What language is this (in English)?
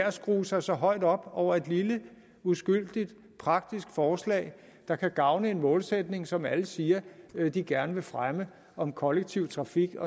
Danish